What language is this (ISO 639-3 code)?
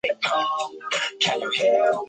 zho